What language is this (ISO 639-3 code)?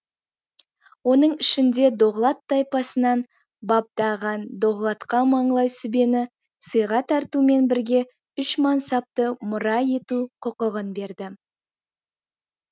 kaz